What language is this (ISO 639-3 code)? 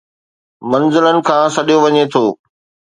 snd